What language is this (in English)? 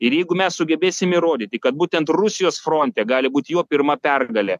Lithuanian